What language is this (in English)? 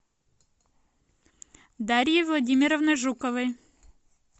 Russian